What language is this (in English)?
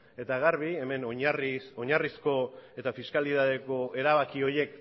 Basque